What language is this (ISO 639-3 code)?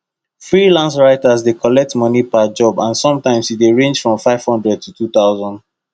pcm